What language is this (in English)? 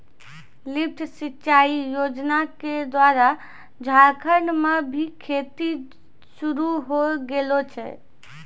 Maithili